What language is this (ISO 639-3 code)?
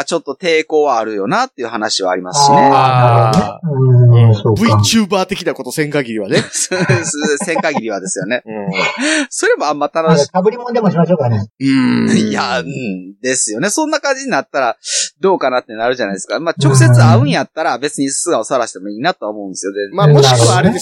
jpn